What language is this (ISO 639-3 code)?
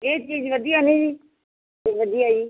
pan